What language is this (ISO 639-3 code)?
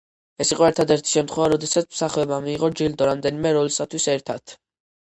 kat